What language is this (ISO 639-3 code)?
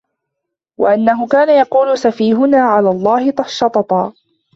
ara